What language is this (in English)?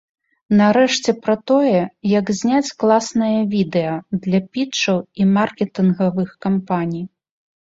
Belarusian